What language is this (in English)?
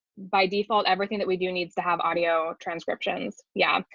English